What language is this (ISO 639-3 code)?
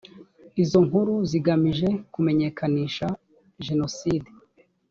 kin